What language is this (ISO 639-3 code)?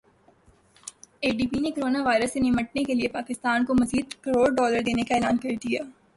urd